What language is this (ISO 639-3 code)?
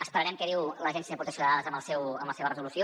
cat